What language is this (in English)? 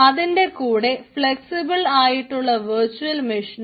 Malayalam